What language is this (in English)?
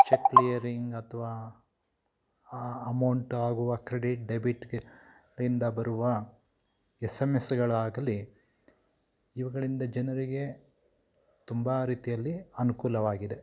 Kannada